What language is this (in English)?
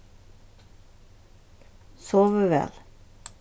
Faroese